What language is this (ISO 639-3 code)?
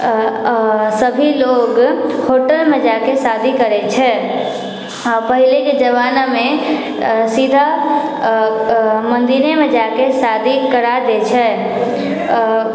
mai